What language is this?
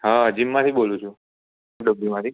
Gujarati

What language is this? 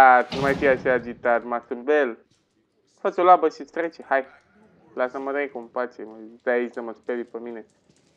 Romanian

